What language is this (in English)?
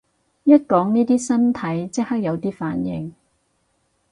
Cantonese